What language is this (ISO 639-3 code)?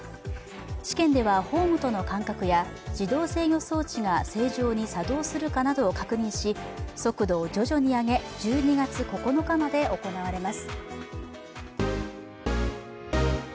jpn